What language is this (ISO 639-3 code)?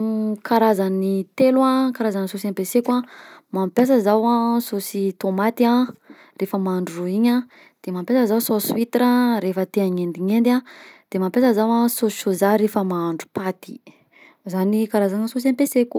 bzc